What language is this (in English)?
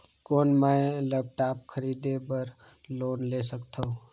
Chhattisgarhi